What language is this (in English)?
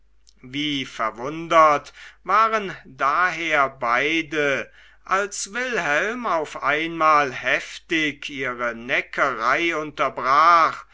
German